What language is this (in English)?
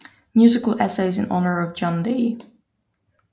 Danish